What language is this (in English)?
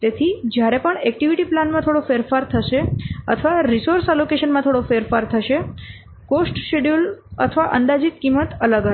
Gujarati